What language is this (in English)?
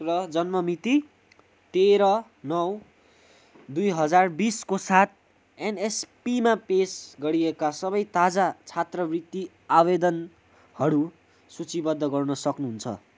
Nepali